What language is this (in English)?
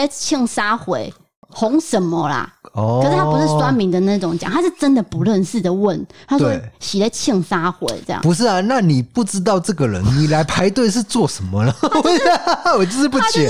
Chinese